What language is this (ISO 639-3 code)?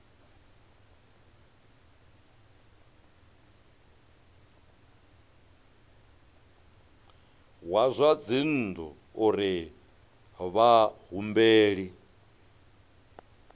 ven